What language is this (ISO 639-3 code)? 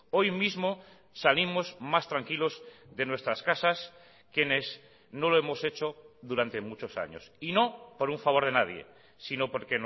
spa